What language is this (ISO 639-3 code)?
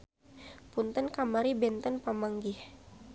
sun